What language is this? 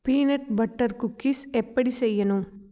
Tamil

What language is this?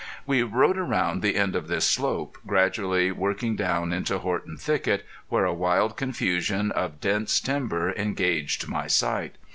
English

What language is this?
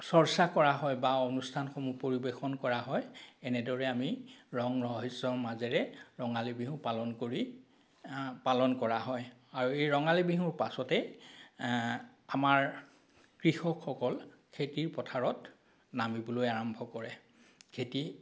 Assamese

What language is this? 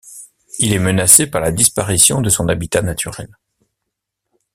French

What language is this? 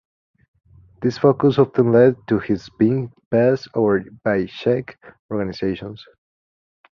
English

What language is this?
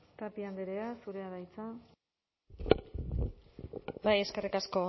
Basque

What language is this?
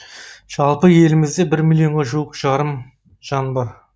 Kazakh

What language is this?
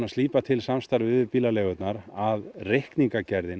Icelandic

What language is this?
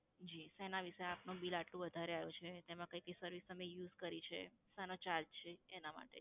Gujarati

